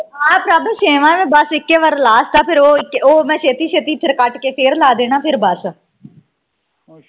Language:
Punjabi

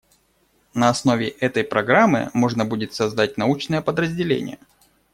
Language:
Russian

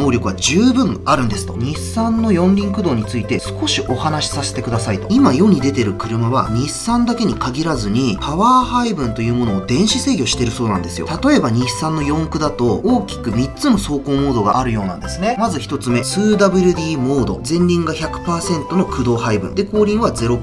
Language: Japanese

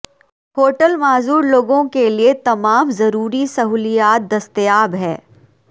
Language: Urdu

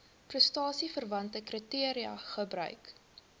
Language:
Afrikaans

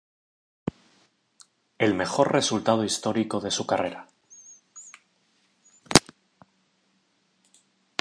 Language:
Spanish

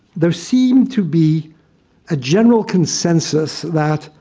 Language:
English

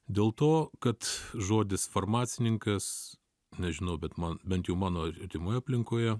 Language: Lithuanian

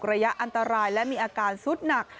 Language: Thai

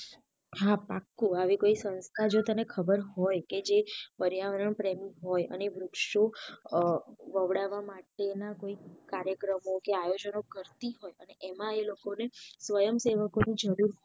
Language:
Gujarati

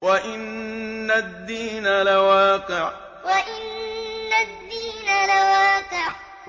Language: Arabic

